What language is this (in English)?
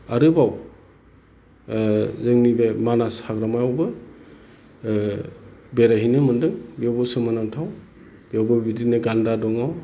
Bodo